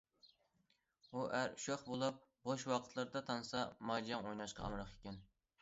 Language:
Uyghur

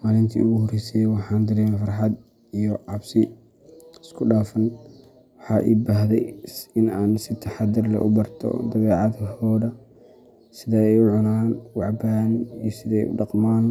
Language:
Somali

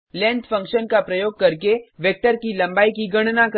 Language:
Hindi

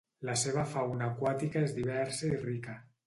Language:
Catalan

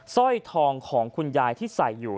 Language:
Thai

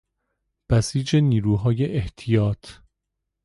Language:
Persian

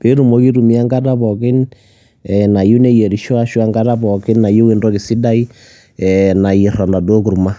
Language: Masai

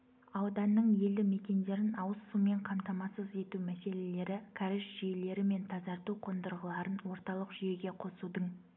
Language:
Kazakh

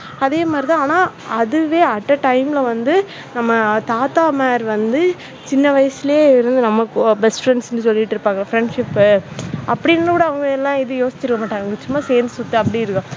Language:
Tamil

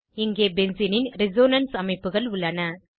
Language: Tamil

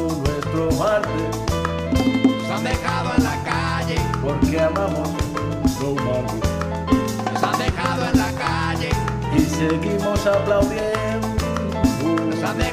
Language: Spanish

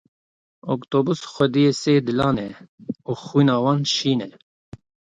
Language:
Kurdish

